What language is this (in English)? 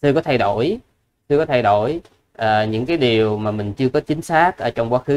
Vietnamese